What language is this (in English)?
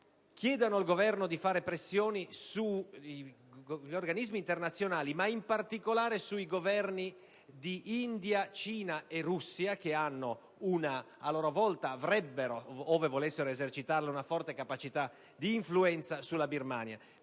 Italian